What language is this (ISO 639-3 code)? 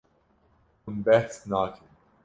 kur